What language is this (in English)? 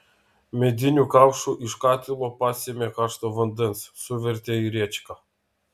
Lithuanian